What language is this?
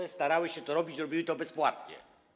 Polish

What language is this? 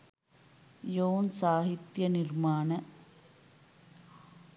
Sinhala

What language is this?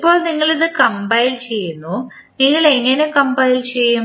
Malayalam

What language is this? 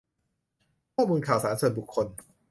Thai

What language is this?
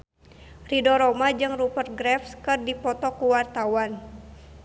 Sundanese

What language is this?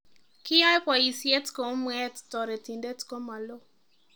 Kalenjin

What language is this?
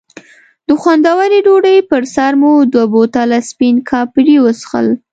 Pashto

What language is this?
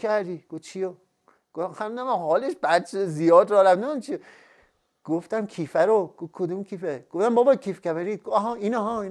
Persian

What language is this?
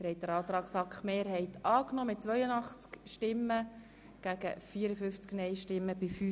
Swiss German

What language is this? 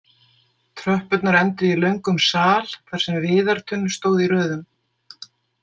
Icelandic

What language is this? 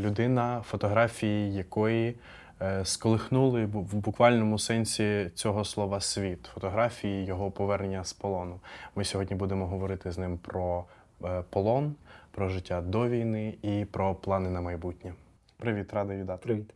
Ukrainian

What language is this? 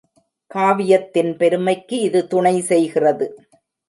Tamil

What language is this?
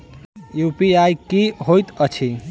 Maithili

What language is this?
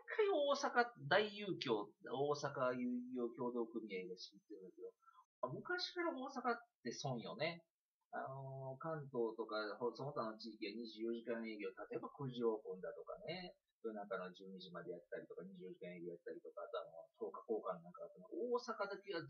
Japanese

